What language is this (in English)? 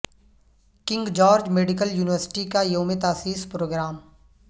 Urdu